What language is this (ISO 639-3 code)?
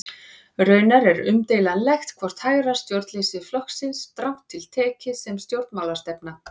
isl